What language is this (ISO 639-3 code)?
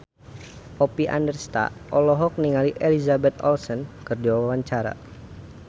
sun